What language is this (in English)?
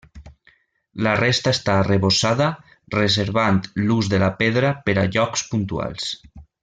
Catalan